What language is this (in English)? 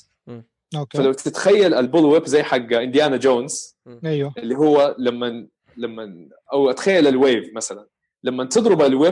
Arabic